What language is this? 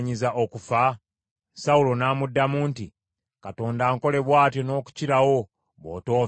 Ganda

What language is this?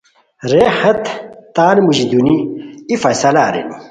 Khowar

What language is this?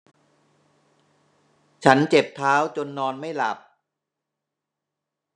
Thai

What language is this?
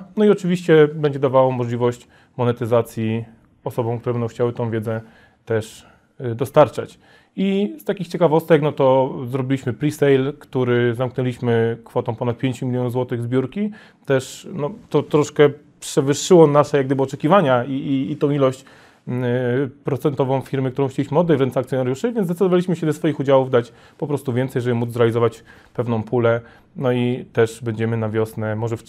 Polish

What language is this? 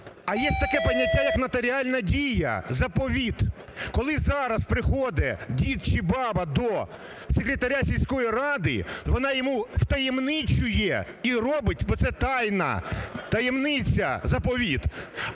Ukrainian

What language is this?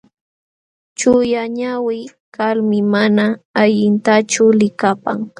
Jauja Wanca Quechua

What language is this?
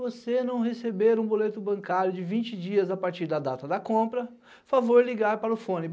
Portuguese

